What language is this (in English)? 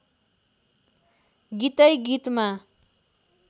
Nepali